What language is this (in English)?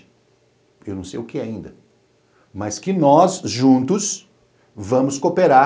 Portuguese